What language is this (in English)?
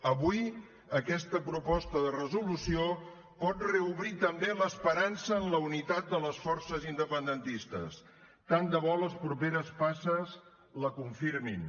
Catalan